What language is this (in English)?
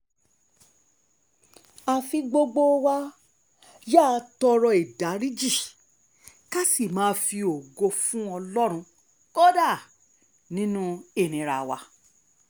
Yoruba